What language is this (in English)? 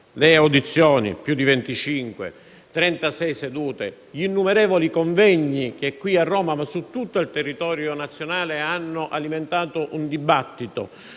Italian